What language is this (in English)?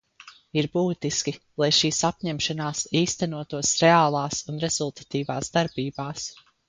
Latvian